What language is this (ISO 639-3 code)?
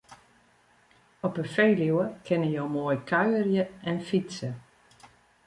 fry